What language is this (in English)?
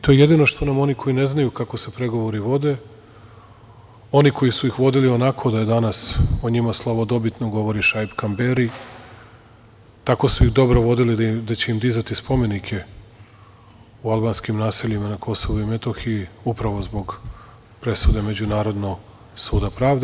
Serbian